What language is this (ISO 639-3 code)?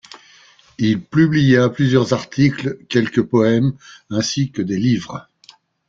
fra